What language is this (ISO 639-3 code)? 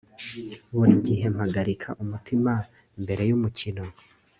kin